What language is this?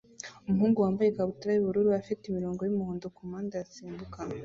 Kinyarwanda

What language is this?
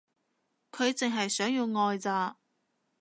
Cantonese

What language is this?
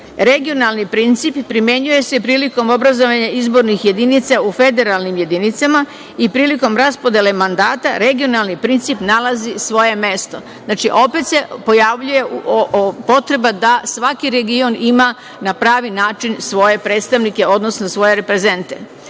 Serbian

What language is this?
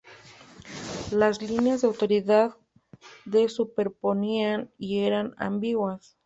Spanish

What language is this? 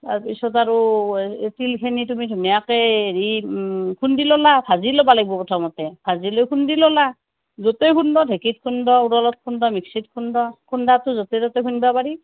Assamese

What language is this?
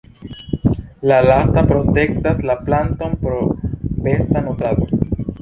Esperanto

